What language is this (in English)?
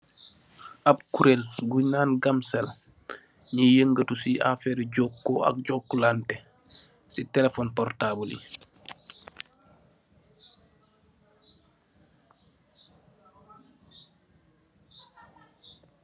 Wolof